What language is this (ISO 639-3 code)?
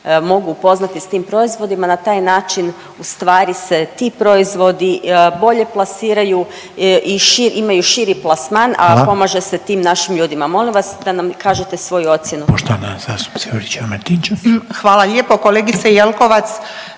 hrv